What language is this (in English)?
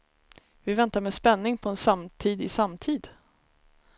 Swedish